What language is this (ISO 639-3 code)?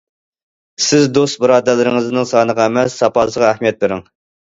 uig